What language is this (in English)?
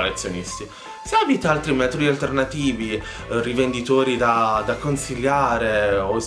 Italian